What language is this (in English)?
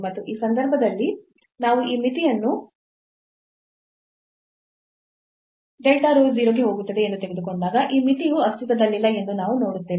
Kannada